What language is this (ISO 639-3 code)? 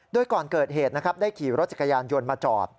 tha